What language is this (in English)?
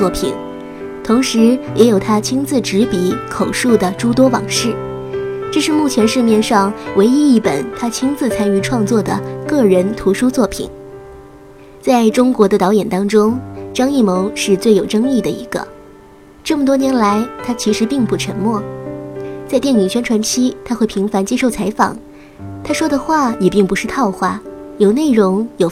Chinese